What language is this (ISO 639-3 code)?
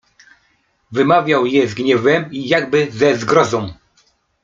pol